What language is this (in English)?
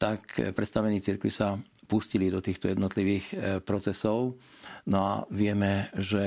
Slovak